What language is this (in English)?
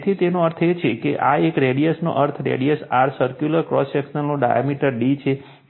Gujarati